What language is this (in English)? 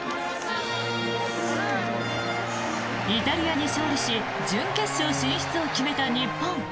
Japanese